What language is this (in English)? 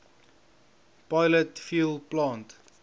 Afrikaans